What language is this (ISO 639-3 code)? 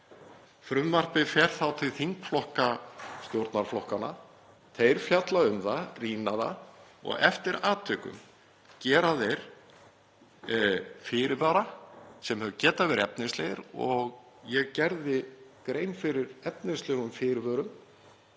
isl